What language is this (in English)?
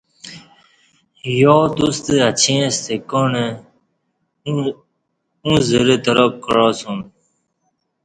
Kati